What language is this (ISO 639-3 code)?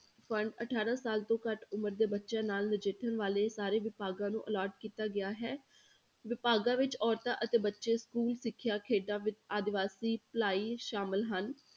pan